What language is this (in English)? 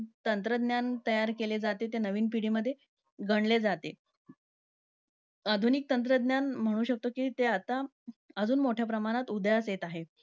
Marathi